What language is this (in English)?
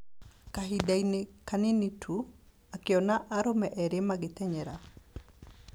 Kikuyu